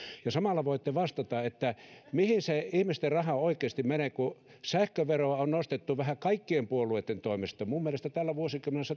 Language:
Finnish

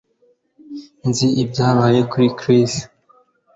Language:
Kinyarwanda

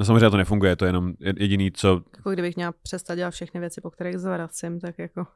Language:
Czech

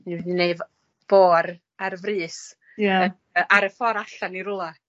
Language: Welsh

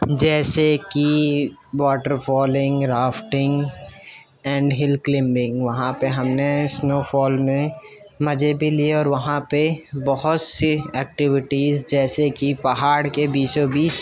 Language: Urdu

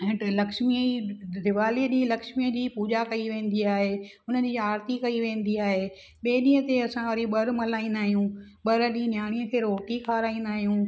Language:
Sindhi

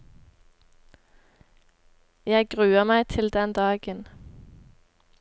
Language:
Norwegian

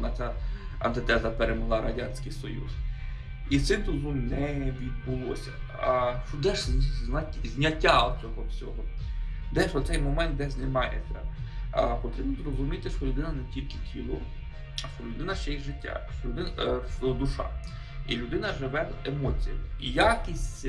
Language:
Ukrainian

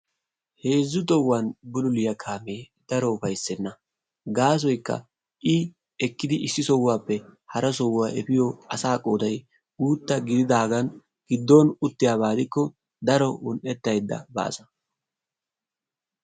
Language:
Wolaytta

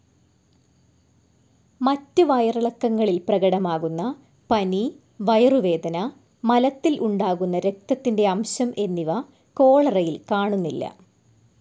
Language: Malayalam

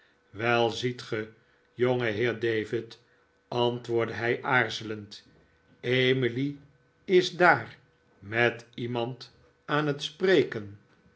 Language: Dutch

